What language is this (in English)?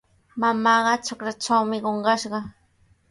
Sihuas Ancash Quechua